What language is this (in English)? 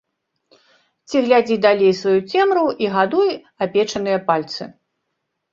Belarusian